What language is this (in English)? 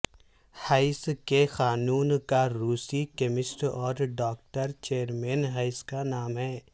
Urdu